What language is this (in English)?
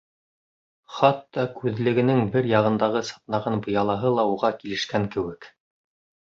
Bashkir